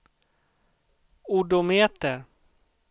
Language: Swedish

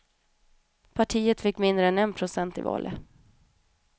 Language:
Swedish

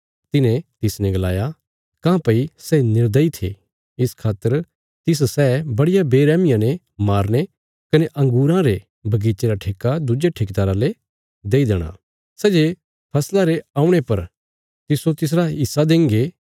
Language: Bilaspuri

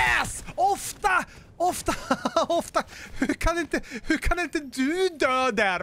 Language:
Swedish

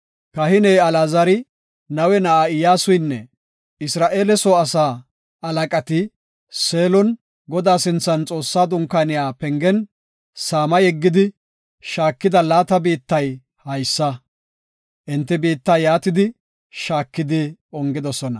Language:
Gofa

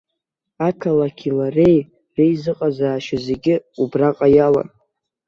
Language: Abkhazian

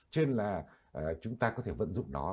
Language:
Vietnamese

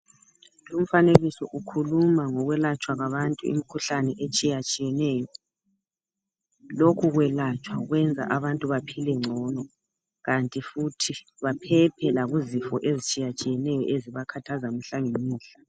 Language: North Ndebele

